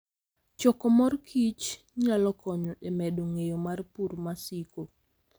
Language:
Luo (Kenya and Tanzania)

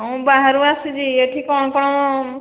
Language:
Odia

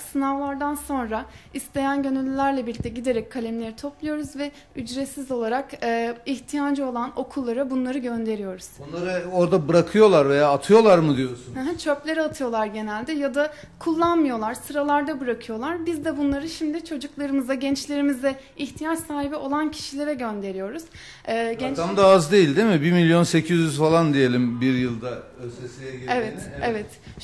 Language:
Turkish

